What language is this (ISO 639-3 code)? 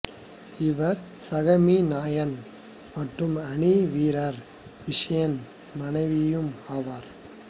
tam